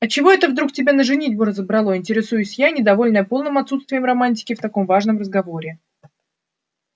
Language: Russian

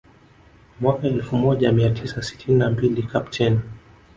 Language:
Swahili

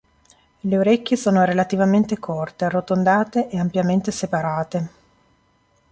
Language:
Italian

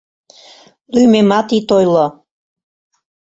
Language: Mari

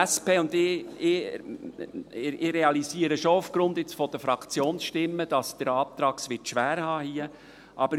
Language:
Swiss German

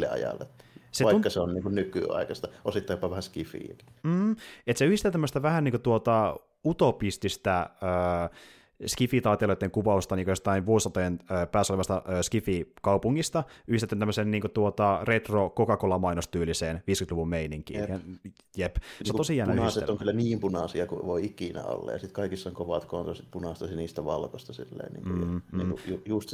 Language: Finnish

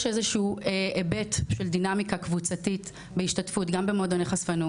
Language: Hebrew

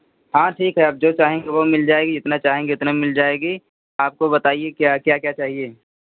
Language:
Hindi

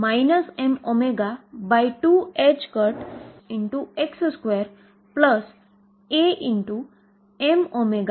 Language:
Gujarati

